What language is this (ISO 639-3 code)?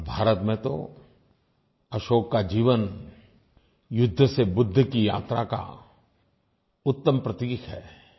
hin